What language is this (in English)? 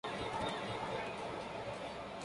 Spanish